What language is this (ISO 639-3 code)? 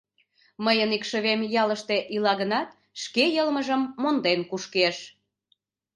chm